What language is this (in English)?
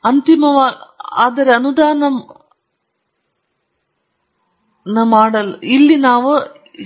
Kannada